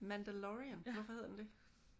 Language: Danish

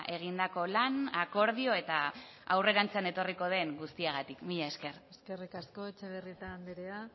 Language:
Basque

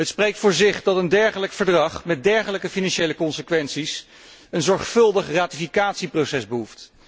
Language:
Dutch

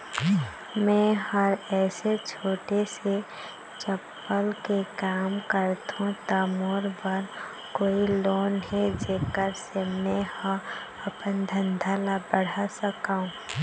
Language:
Chhattisgarhi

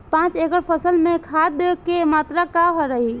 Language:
Bhojpuri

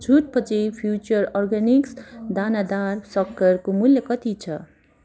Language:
Nepali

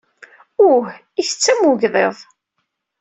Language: Kabyle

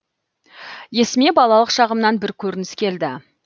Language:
Kazakh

